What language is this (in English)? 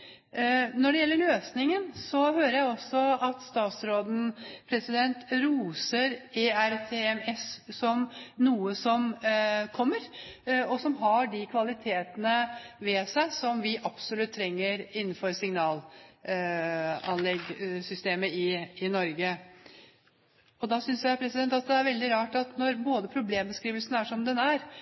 Norwegian Bokmål